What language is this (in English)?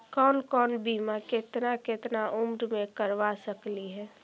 Magahi